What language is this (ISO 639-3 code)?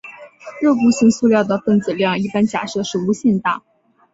zho